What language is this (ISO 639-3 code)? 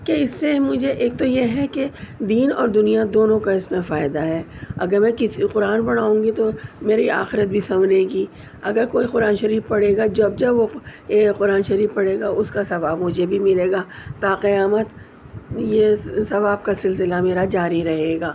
urd